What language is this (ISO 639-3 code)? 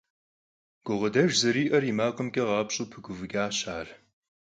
kbd